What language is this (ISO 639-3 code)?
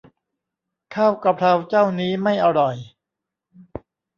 tha